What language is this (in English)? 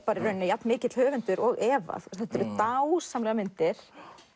Icelandic